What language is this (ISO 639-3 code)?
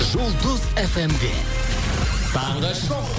kaz